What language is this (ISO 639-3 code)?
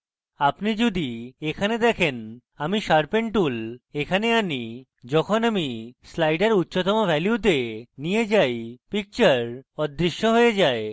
ben